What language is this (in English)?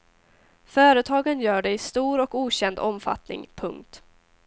Swedish